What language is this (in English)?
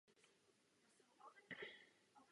Czech